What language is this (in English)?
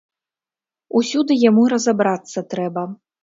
Belarusian